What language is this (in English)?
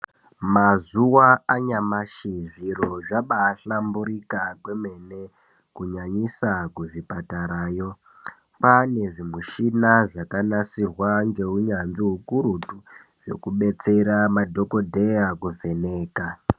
Ndau